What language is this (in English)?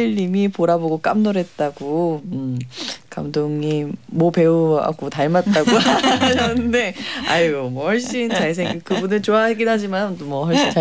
Korean